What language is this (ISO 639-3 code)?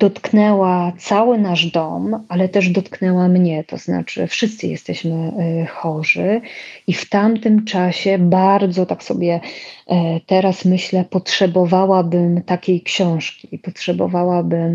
pol